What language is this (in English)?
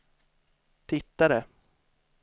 Swedish